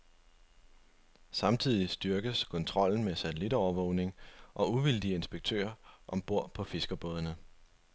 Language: Danish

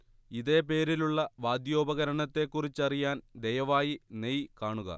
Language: Malayalam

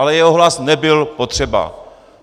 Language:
Czech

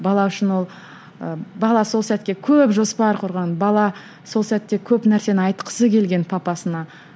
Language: Kazakh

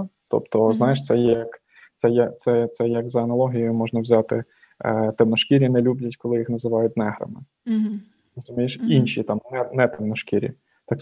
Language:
Ukrainian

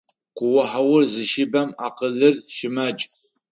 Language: Adyghe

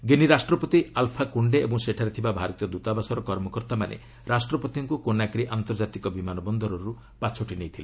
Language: Odia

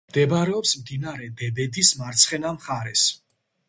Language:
Georgian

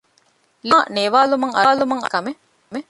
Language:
Divehi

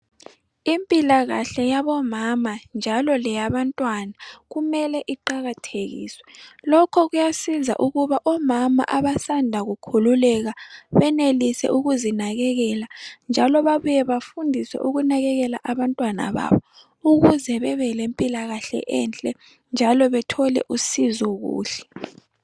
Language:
North Ndebele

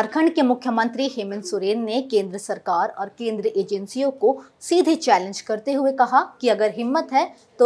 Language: Hindi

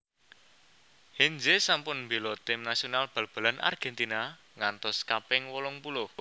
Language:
Javanese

